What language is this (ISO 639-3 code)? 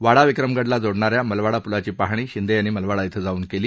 mar